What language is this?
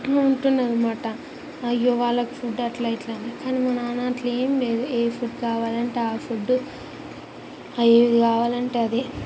Telugu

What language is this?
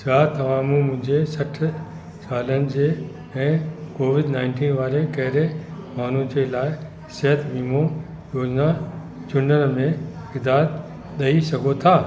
Sindhi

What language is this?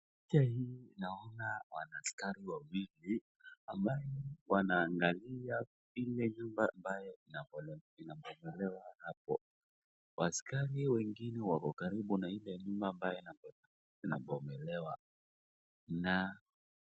Swahili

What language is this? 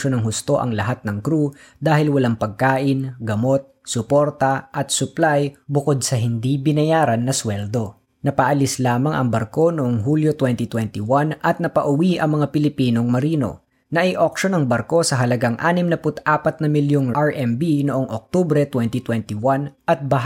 Filipino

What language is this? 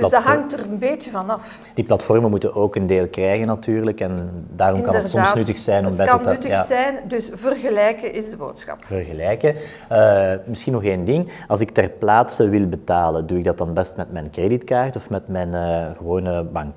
Dutch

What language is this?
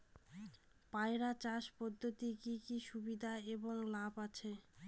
Bangla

